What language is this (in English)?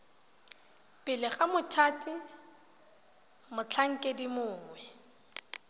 Tswana